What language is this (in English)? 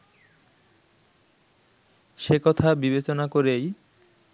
Bangla